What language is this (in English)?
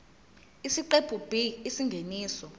Zulu